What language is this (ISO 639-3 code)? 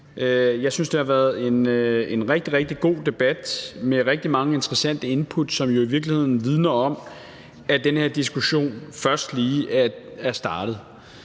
dan